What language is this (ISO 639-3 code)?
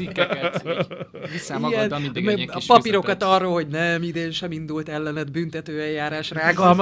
hun